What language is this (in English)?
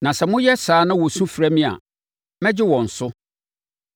Akan